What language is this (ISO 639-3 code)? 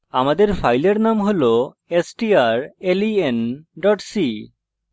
ben